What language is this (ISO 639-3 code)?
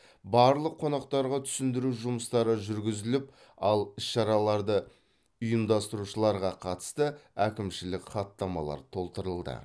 kaz